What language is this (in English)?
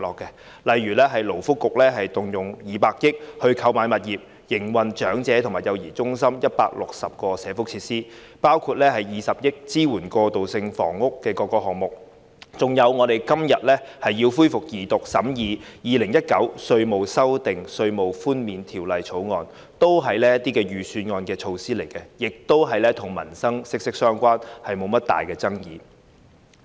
Cantonese